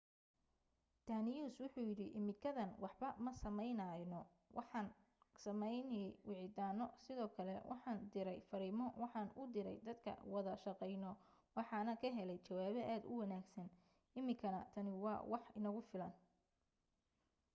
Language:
Somali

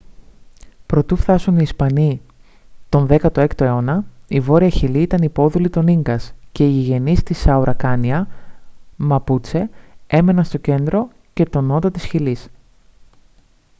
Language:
Greek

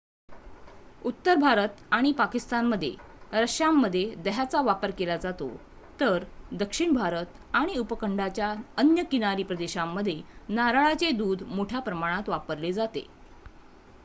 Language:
Marathi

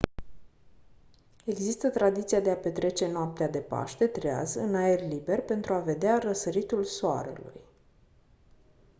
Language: Romanian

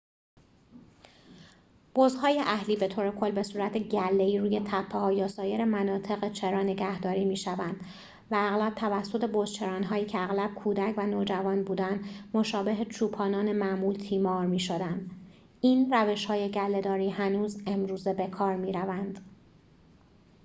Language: Persian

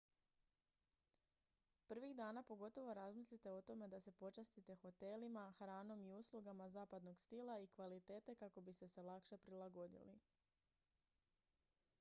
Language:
Croatian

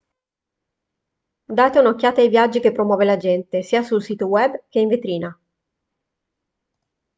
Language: Italian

